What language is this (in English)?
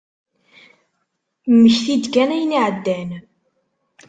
Kabyle